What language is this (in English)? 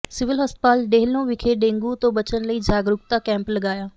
Punjabi